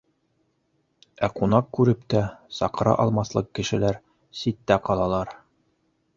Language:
Bashkir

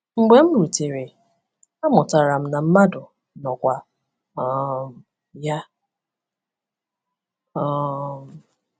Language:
Igbo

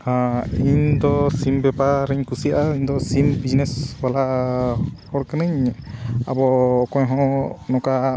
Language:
Santali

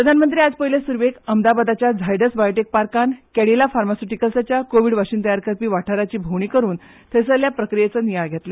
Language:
Konkani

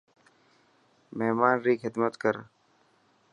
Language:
Dhatki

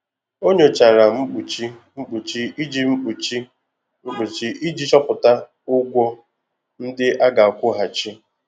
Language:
Igbo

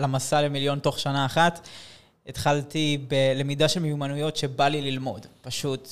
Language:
Hebrew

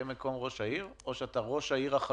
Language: Hebrew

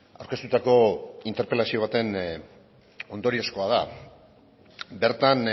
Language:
Basque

